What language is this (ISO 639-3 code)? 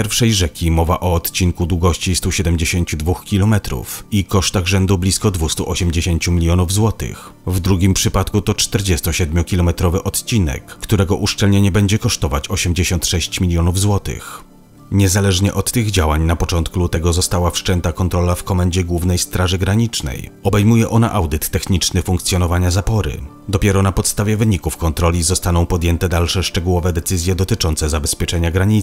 pol